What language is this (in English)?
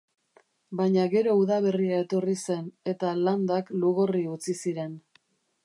Basque